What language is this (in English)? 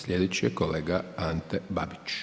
Croatian